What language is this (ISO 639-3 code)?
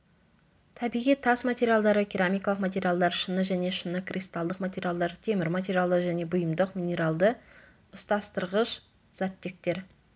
kaz